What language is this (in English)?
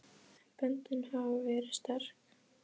Icelandic